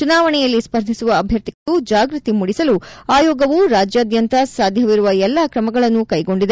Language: Kannada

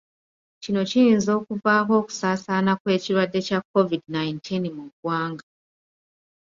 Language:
Ganda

